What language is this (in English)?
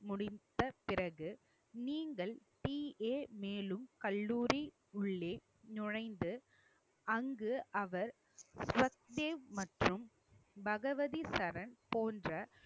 Tamil